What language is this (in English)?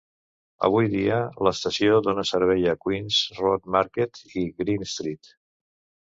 Catalan